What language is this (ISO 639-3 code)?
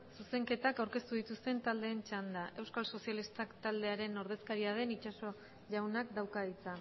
eus